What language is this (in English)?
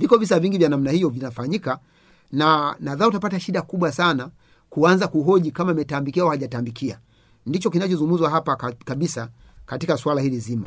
Swahili